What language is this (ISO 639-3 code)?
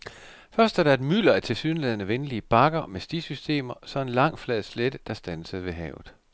dan